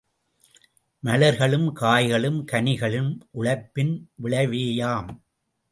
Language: Tamil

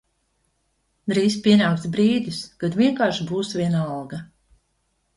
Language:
Latvian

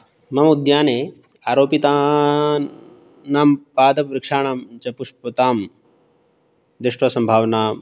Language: Sanskrit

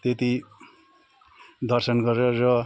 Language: Nepali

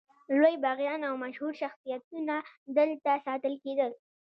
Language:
Pashto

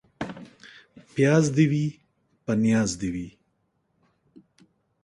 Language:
Pashto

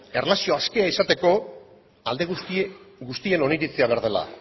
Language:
Basque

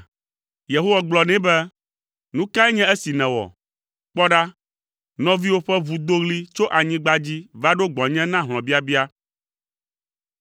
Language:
Ewe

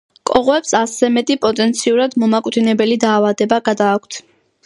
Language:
Georgian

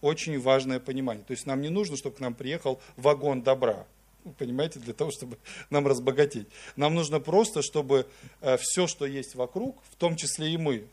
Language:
Russian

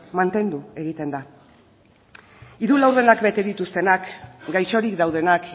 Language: Basque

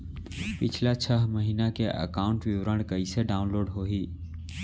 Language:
Chhattisgarhi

